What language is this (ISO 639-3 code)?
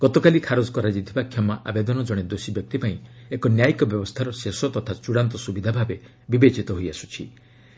ori